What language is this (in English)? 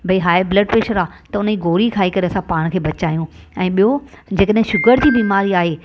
Sindhi